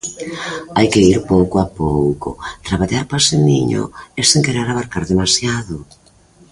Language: Galician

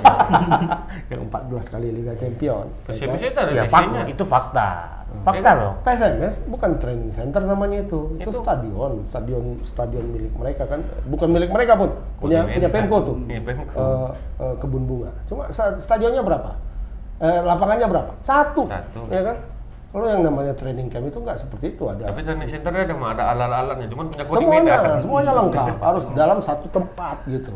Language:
Indonesian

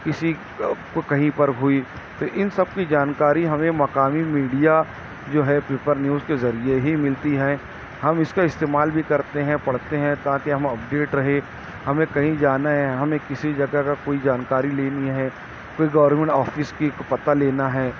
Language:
Urdu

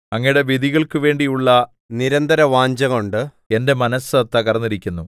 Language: Malayalam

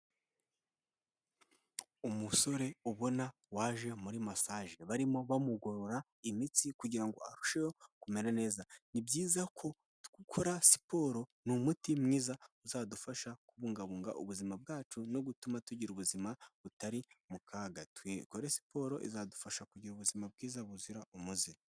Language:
Kinyarwanda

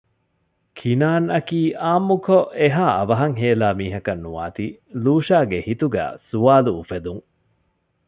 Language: Divehi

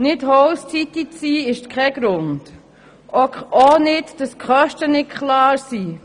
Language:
Swiss German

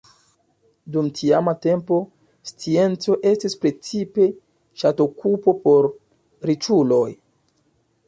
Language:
Esperanto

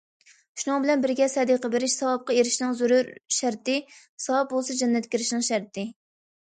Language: Uyghur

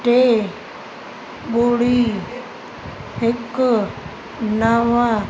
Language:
Sindhi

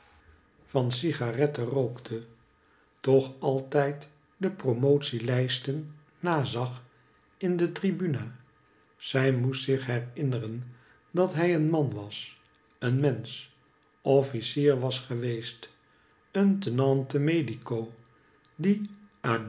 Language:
Dutch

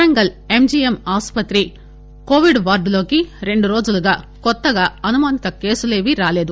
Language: Telugu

